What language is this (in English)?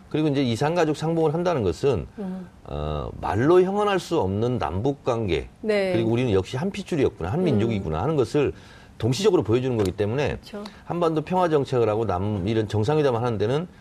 Korean